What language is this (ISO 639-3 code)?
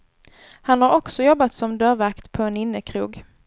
swe